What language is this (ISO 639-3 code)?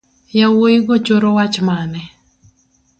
luo